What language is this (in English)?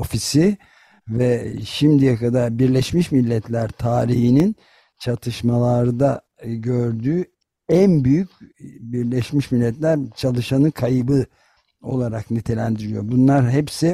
Turkish